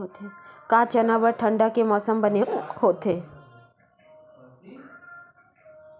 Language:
Chhattisgarhi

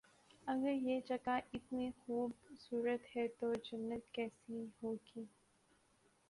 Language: Urdu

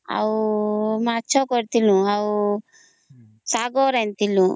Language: Odia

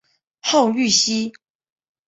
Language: Chinese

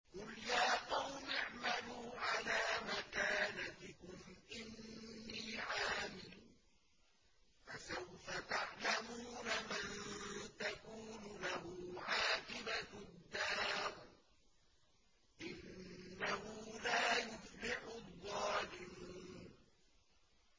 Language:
Arabic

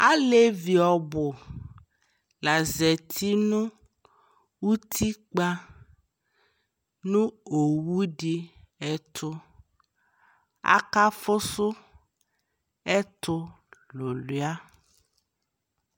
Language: Ikposo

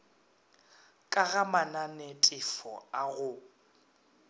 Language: Northern Sotho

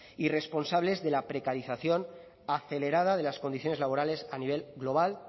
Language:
Spanish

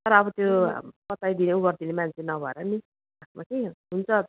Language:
Nepali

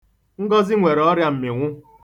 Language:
Igbo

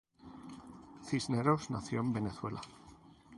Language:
Spanish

